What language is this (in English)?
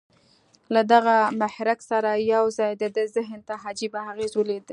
Pashto